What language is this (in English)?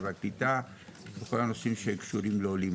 Hebrew